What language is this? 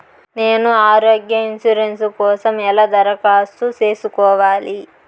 Telugu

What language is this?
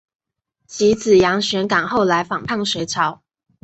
Chinese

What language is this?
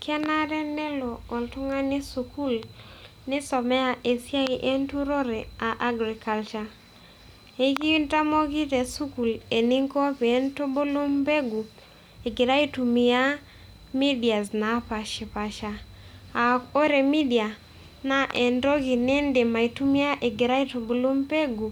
Masai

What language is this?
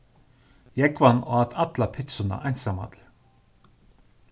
Faroese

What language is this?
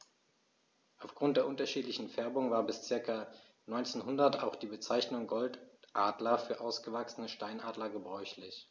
German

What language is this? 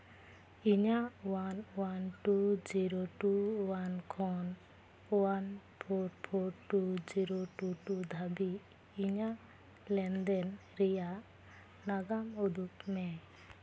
Santali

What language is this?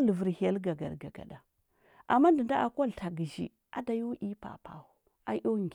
Huba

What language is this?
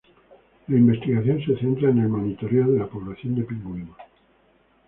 Spanish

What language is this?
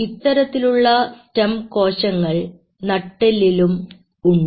Malayalam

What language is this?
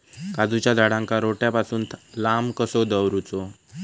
Marathi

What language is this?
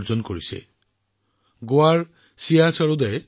Assamese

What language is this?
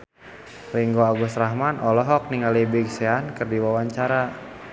Sundanese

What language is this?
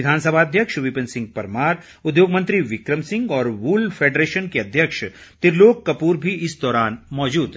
Hindi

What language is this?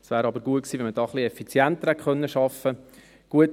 Swiss German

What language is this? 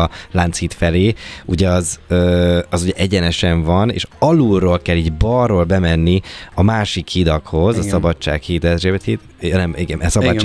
Hungarian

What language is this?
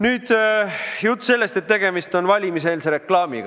Estonian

